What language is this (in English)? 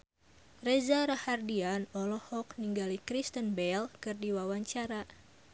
Sundanese